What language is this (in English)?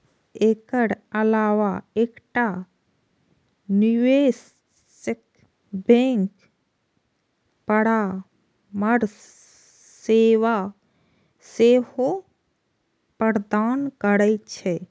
Maithili